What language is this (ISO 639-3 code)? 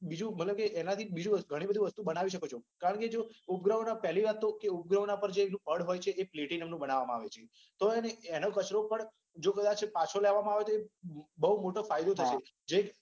guj